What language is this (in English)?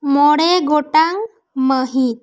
Santali